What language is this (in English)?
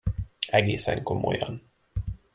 Hungarian